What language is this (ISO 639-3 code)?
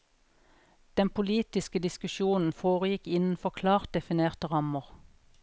nor